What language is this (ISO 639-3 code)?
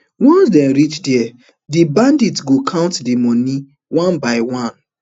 pcm